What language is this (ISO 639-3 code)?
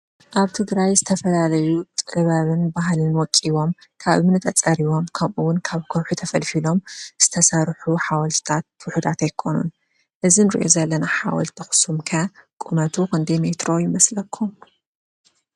tir